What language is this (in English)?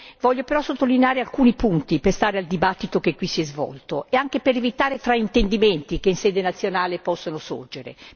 Italian